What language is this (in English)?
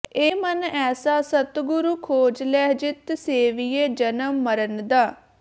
Punjabi